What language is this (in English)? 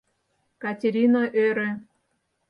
Mari